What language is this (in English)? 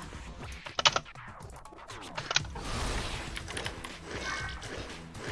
Korean